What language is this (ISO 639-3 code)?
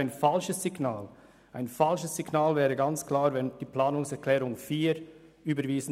gsw